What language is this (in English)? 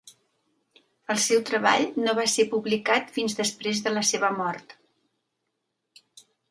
Catalan